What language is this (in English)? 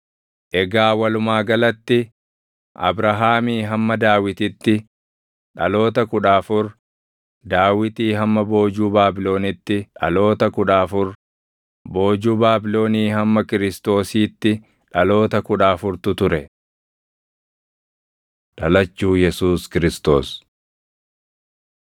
Oromo